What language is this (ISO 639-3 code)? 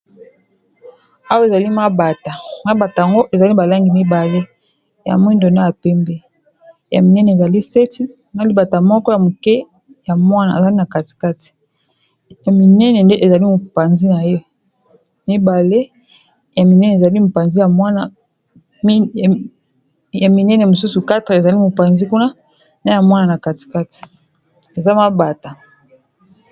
lin